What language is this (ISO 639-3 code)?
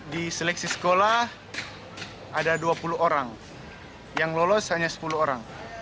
ind